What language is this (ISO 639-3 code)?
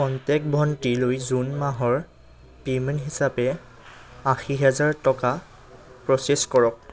asm